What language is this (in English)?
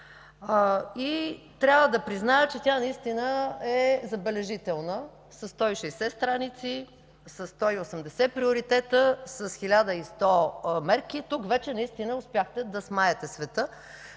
Bulgarian